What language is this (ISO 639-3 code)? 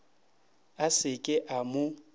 nso